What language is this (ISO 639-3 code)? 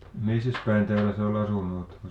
fin